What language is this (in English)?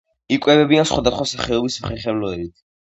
Georgian